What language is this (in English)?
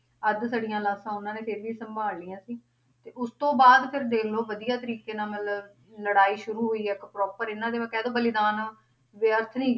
Punjabi